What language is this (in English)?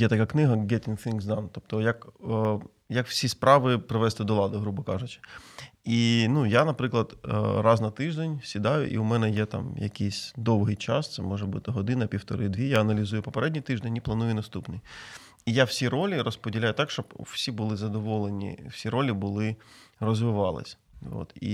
Ukrainian